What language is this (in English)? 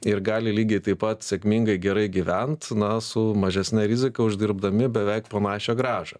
Lithuanian